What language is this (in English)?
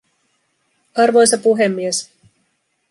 Finnish